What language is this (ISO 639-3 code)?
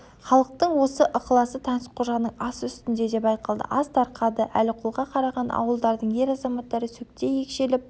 kaz